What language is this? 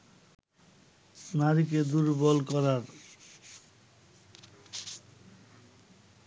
Bangla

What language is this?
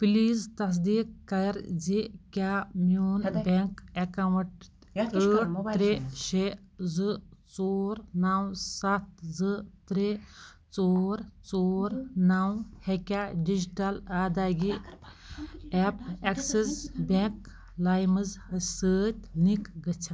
Kashmiri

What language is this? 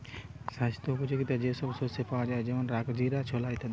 Bangla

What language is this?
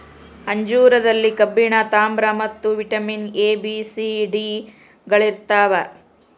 Kannada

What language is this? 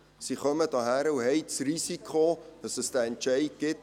Swiss German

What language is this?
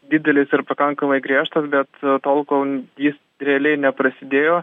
Lithuanian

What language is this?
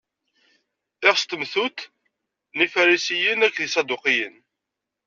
Kabyle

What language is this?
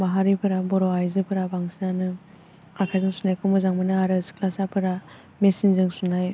Bodo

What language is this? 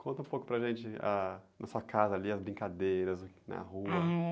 Portuguese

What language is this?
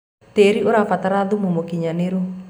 Kikuyu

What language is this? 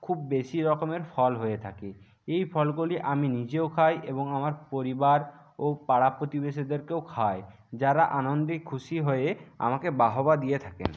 Bangla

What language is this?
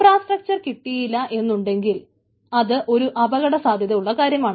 Malayalam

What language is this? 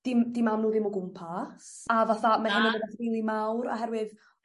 Welsh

